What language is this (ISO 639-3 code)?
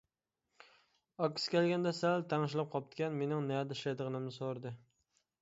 uig